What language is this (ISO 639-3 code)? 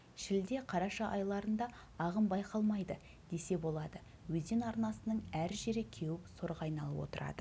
kaz